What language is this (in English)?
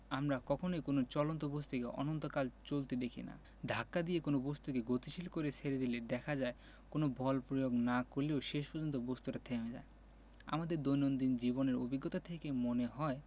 Bangla